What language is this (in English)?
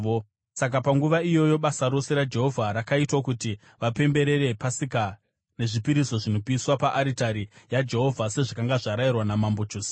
Shona